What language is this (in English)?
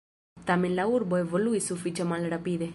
Esperanto